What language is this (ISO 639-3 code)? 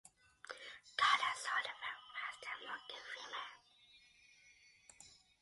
eng